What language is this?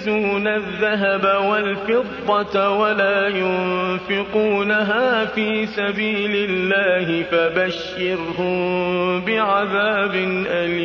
Arabic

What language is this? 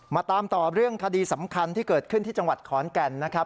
Thai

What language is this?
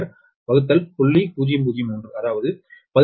Tamil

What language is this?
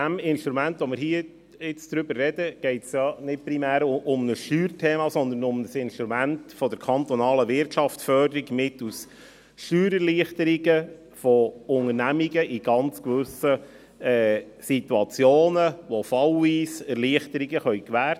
Swiss German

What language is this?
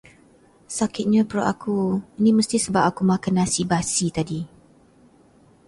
Malay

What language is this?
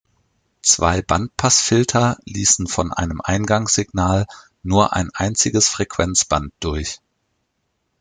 German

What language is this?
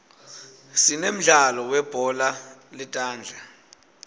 Swati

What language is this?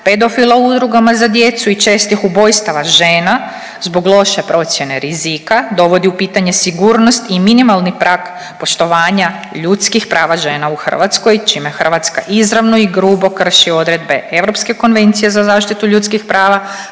Croatian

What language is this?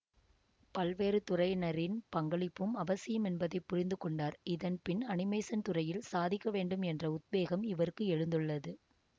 Tamil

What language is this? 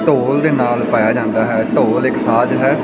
Punjabi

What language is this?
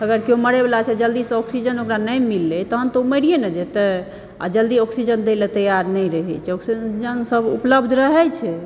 Maithili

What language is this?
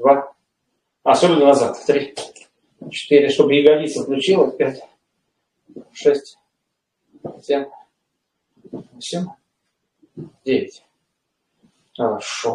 Russian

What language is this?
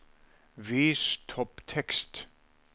Norwegian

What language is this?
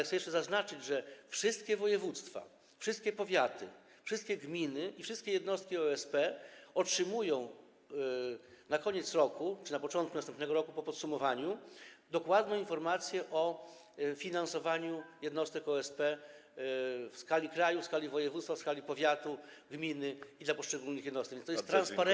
Polish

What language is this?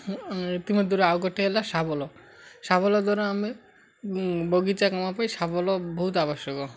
Odia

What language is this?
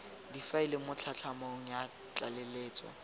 Tswana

